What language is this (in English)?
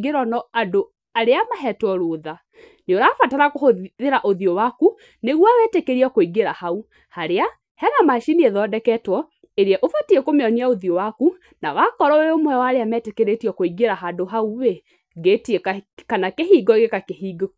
Kikuyu